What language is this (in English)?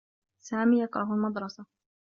Arabic